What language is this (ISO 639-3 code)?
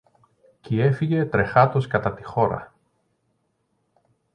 ell